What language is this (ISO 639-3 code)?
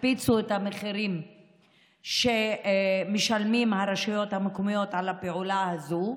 heb